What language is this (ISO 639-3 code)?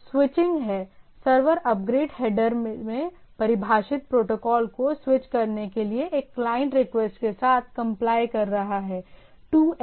hin